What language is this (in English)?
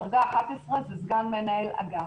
Hebrew